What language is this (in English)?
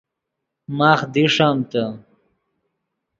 Yidgha